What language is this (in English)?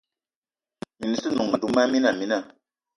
Eton (Cameroon)